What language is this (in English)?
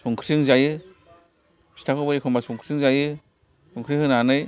Bodo